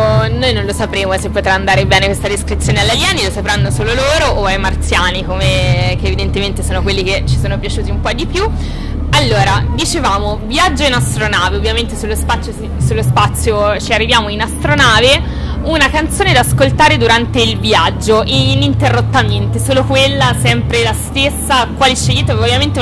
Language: Italian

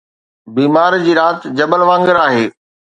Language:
Sindhi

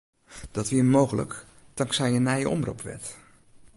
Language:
Western Frisian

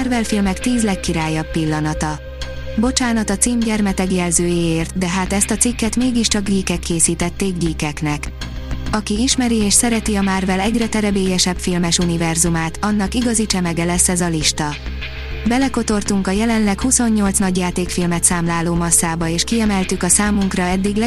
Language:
Hungarian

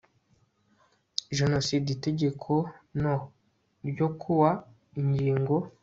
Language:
Kinyarwanda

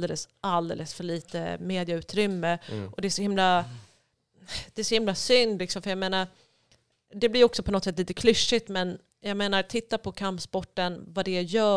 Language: Swedish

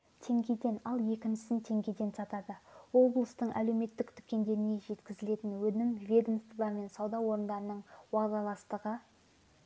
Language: Kazakh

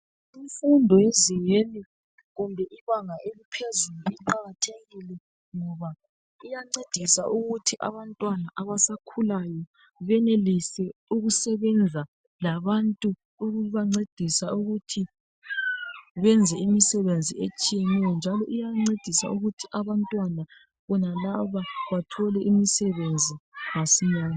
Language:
North Ndebele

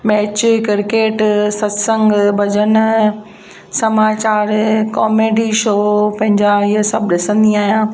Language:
Sindhi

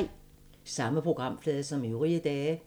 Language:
Danish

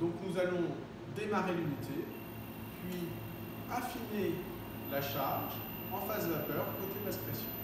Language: French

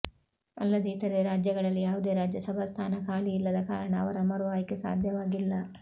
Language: Kannada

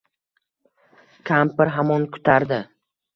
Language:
Uzbek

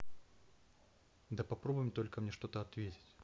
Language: Russian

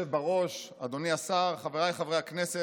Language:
Hebrew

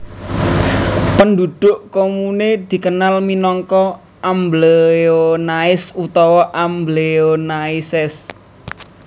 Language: Javanese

